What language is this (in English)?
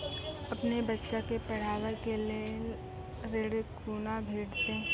Maithili